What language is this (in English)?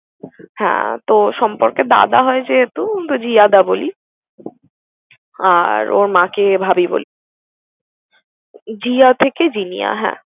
Bangla